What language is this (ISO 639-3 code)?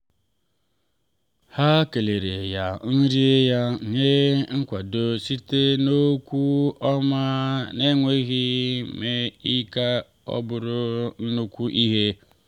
ibo